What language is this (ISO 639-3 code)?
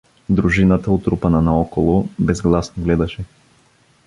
bul